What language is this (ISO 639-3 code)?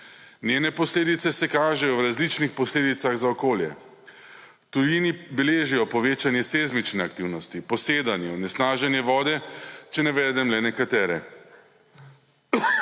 slv